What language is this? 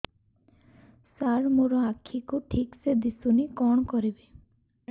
Odia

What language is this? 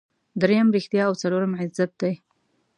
Pashto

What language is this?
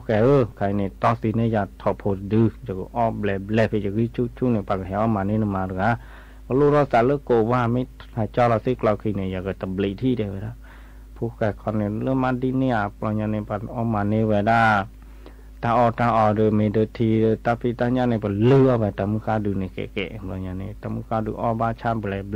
Thai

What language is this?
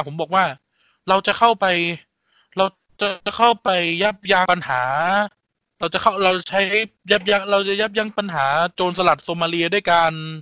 Thai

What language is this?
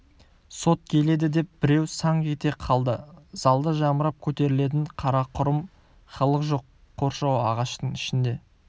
Kazakh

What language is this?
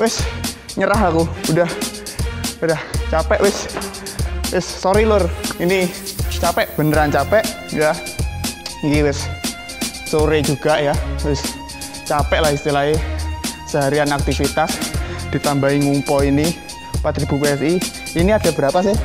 Indonesian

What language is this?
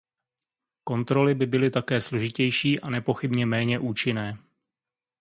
Czech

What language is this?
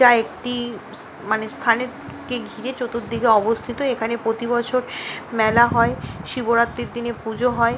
Bangla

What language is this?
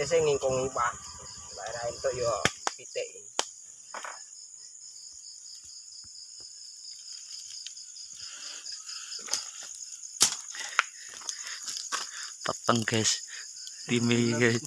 Indonesian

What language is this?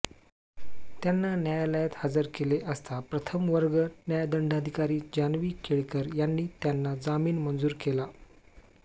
Marathi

